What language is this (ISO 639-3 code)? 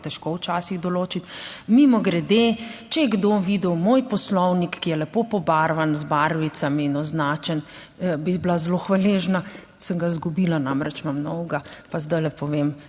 slv